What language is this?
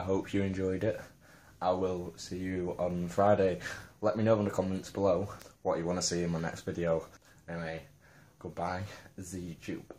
English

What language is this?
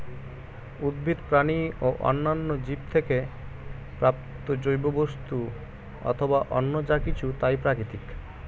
Bangla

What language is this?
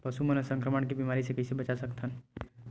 Chhattisgarhi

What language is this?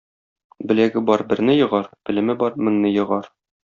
Tatar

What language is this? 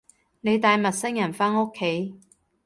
Cantonese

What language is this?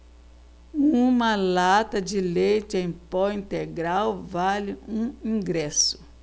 Portuguese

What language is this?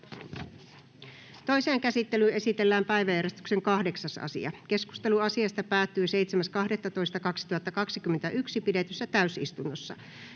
Finnish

